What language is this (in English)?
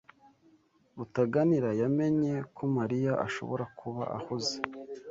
Kinyarwanda